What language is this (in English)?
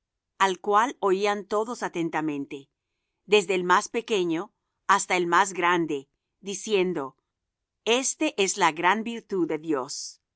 Spanish